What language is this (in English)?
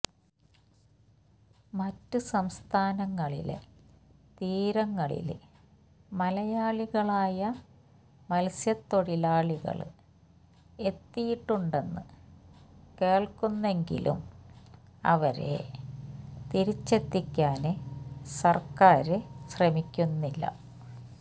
Malayalam